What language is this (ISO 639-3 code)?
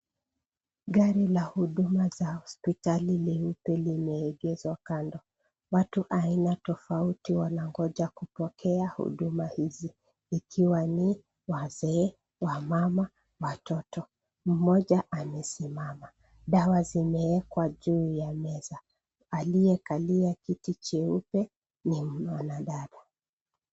swa